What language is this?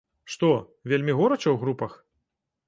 Belarusian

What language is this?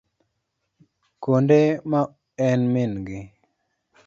Luo (Kenya and Tanzania)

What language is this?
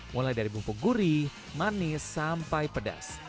Indonesian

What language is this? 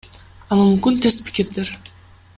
Kyrgyz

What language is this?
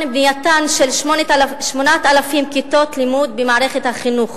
Hebrew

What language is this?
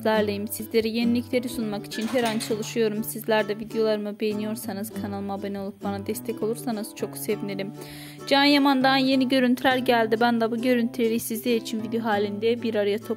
Turkish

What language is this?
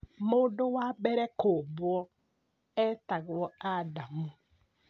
Kikuyu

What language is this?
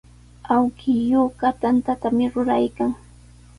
Sihuas Ancash Quechua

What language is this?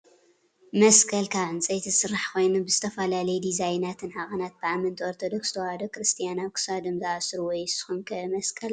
Tigrinya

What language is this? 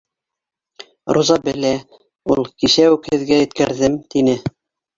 Bashkir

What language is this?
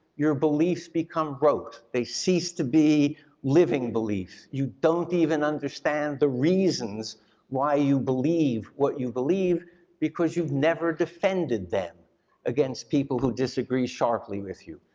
English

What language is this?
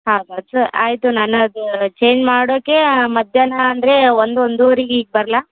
Kannada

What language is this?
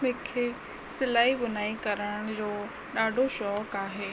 Sindhi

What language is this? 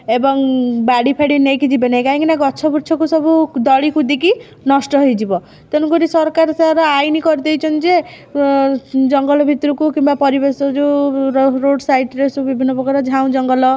Odia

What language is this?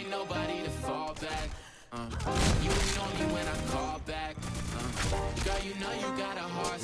English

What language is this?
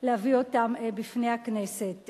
Hebrew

